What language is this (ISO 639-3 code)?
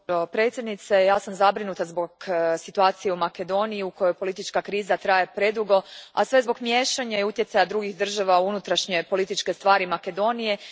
hrv